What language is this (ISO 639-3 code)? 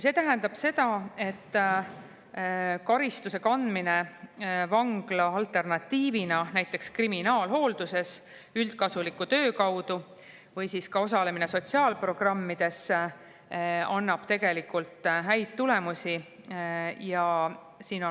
est